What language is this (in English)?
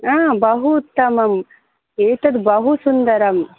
Sanskrit